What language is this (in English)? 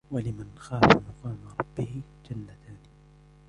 Arabic